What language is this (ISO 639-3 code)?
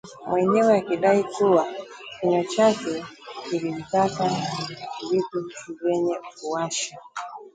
swa